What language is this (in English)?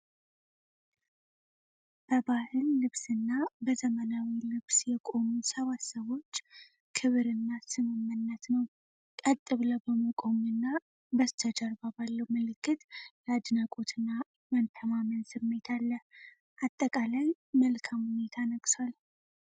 Amharic